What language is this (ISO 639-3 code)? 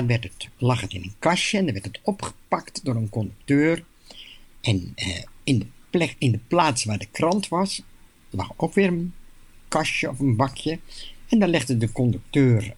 nld